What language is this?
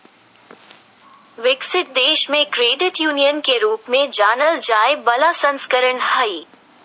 Magahi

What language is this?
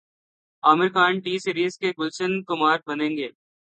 Urdu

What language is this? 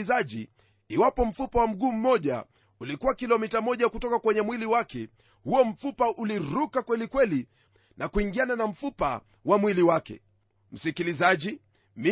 Swahili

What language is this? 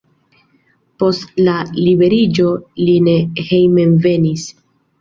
Esperanto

